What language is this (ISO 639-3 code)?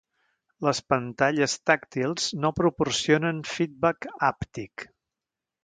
cat